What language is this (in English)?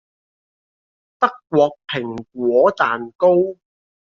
Cantonese